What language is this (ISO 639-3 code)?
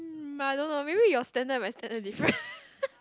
eng